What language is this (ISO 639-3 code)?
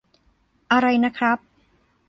tha